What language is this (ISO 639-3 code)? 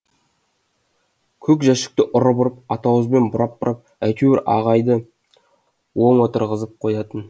kaz